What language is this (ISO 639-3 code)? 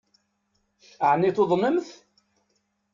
kab